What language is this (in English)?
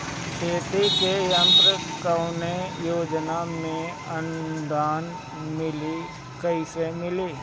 Bhojpuri